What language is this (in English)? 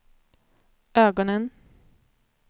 Swedish